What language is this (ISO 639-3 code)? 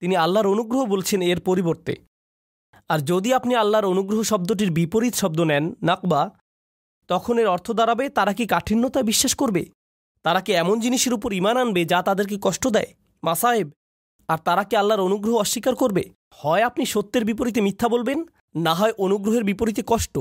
ben